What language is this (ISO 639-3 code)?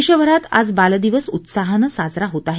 mar